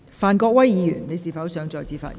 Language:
Cantonese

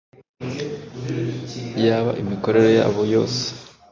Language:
Kinyarwanda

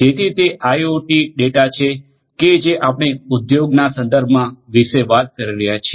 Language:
Gujarati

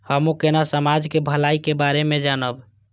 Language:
Maithili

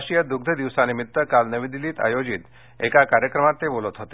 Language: Marathi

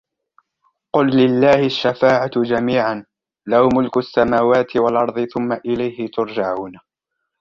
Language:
Arabic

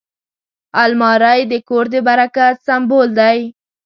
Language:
Pashto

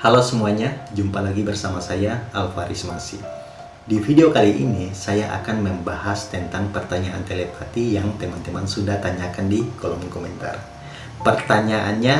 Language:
Indonesian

